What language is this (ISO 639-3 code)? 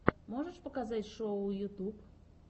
rus